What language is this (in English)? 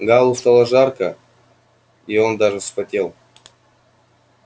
Russian